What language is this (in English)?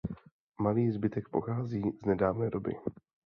Czech